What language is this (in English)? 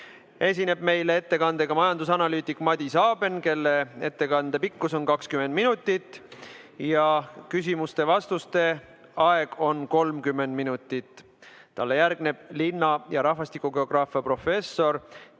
Estonian